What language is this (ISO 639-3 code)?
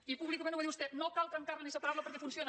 cat